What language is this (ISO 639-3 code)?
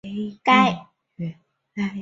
zho